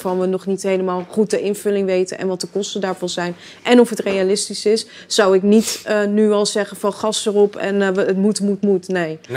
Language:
Dutch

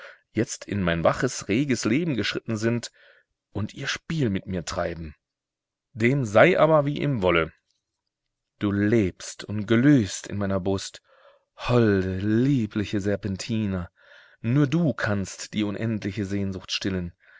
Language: German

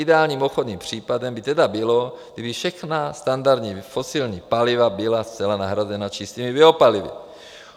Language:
Czech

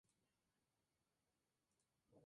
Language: Spanish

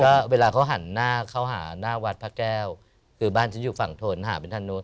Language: Thai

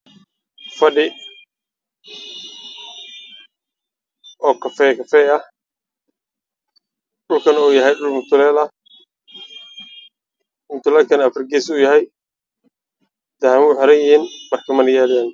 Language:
Somali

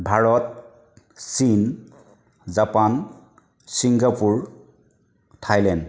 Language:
Assamese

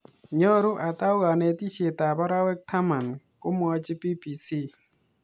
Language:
Kalenjin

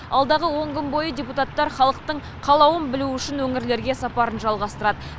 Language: Kazakh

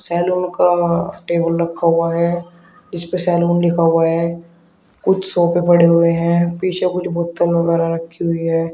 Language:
Hindi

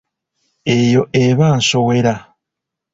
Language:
Ganda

